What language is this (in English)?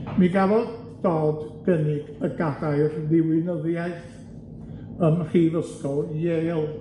Welsh